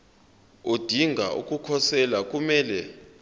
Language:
Zulu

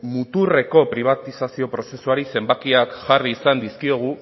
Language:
Basque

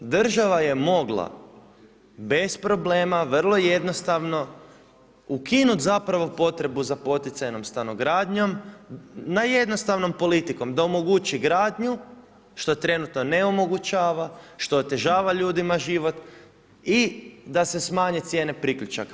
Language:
Croatian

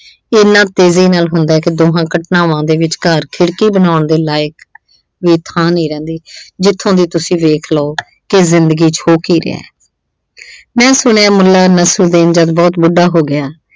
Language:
Punjabi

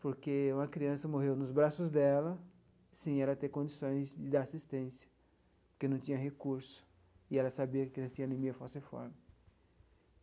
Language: Portuguese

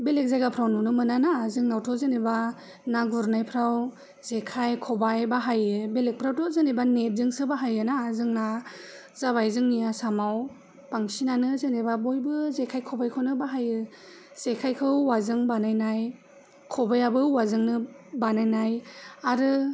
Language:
Bodo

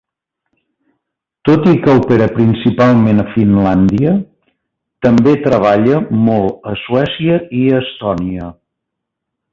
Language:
Catalan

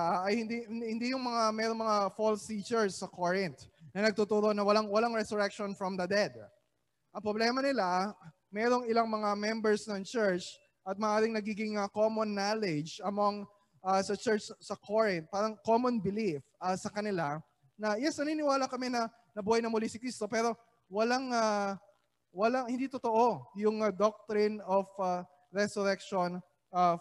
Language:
Filipino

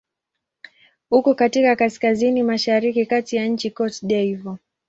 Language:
Swahili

